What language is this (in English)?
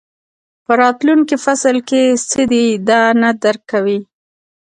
Pashto